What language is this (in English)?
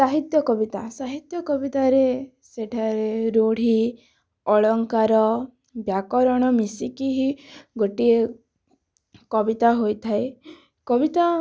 Odia